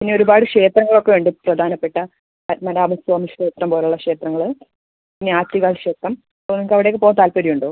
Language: Malayalam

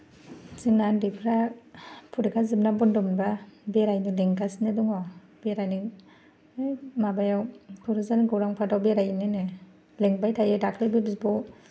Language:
Bodo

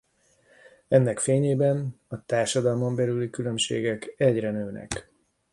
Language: Hungarian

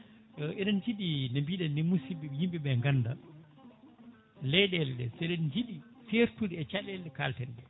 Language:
Fula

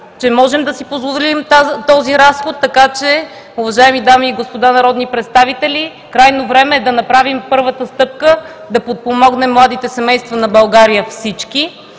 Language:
Bulgarian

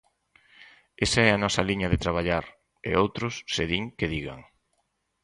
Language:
Galician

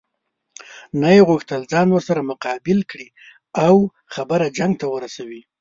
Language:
Pashto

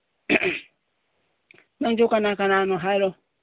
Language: Manipuri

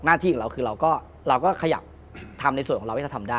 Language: Thai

